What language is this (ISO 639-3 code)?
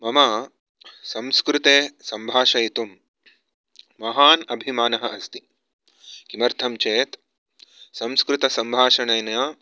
san